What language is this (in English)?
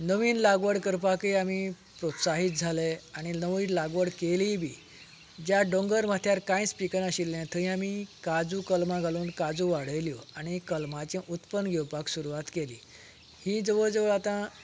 Konkani